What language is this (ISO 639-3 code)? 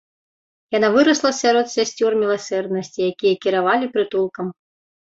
bel